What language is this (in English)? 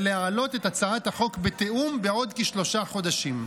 Hebrew